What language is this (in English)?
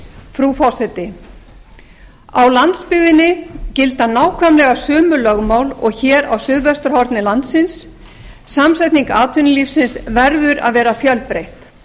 Icelandic